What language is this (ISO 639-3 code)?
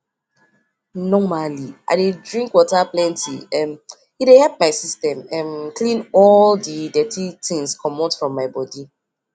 pcm